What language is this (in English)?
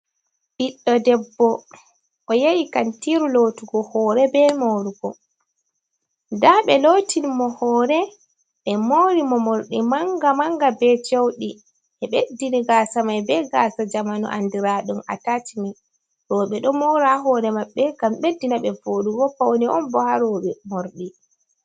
Fula